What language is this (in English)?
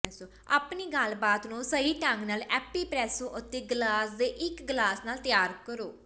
Punjabi